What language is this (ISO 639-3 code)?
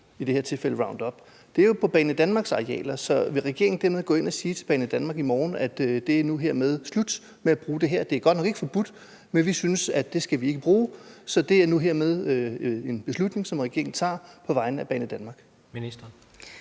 dan